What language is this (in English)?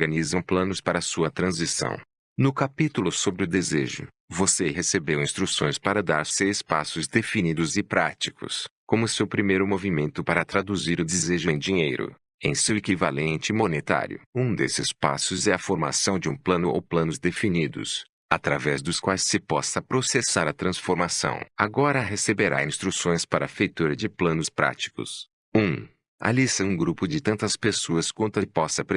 Portuguese